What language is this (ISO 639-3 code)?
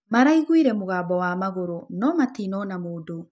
kik